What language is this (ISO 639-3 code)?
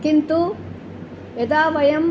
san